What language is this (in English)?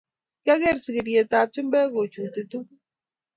Kalenjin